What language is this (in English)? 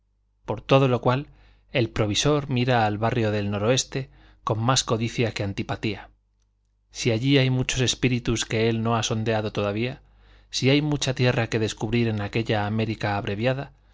Spanish